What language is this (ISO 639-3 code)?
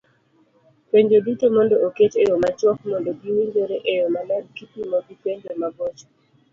luo